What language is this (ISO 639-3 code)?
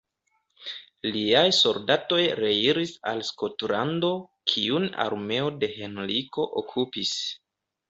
epo